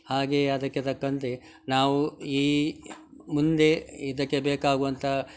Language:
Kannada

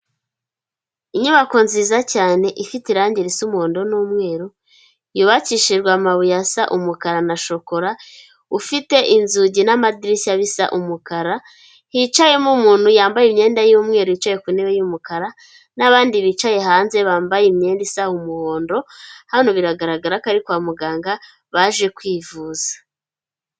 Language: Kinyarwanda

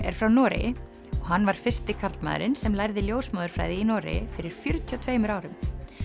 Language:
Icelandic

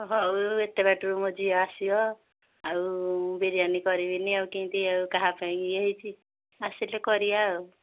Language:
Odia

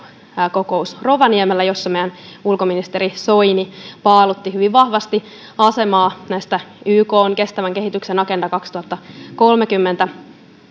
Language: Finnish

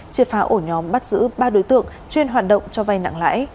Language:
Vietnamese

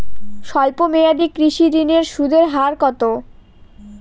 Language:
Bangla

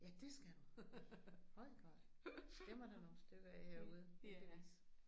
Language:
Danish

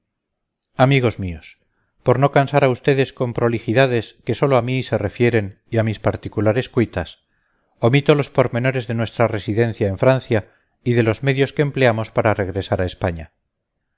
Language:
Spanish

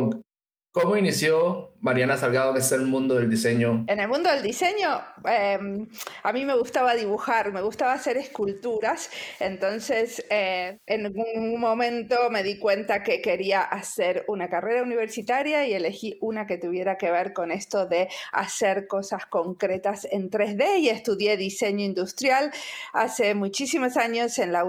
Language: Spanish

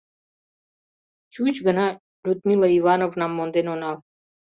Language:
Mari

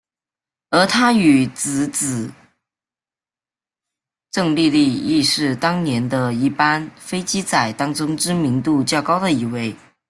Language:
Chinese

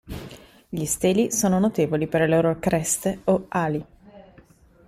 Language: Italian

